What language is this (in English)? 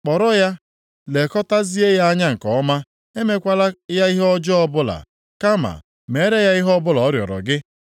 Igbo